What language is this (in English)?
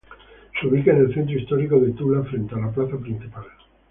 Spanish